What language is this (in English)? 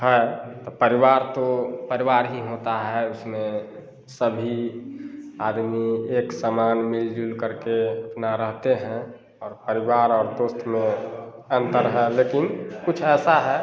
Hindi